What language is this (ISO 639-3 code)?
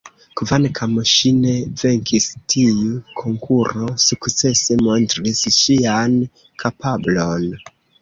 epo